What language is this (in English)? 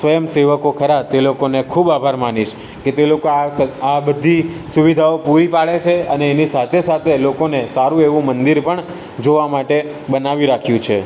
Gujarati